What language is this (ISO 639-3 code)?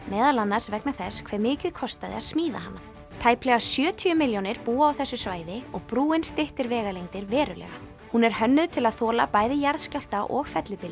isl